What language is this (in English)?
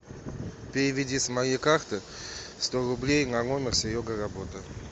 Russian